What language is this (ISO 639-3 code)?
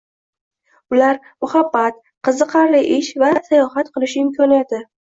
uzb